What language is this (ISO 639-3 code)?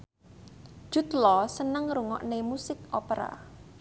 jav